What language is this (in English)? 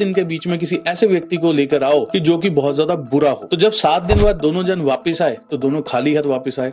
Hindi